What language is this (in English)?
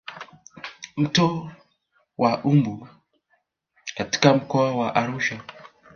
Swahili